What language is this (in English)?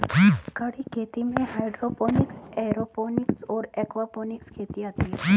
Hindi